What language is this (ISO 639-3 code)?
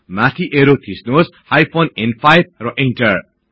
nep